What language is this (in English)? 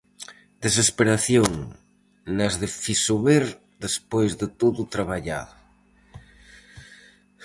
Galician